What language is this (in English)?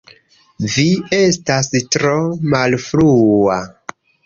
Esperanto